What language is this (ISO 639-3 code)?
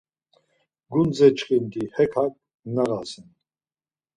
lzz